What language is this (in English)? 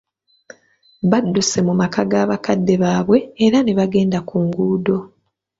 Ganda